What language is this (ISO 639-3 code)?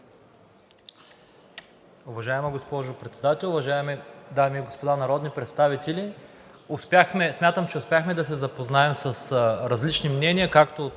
bul